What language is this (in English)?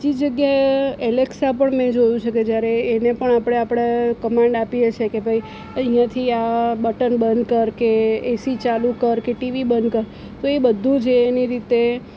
Gujarati